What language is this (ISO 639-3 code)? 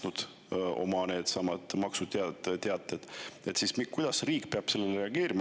est